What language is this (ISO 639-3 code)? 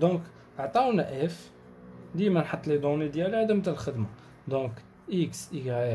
ara